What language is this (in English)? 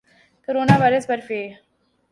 Urdu